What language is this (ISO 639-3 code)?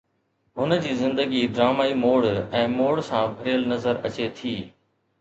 snd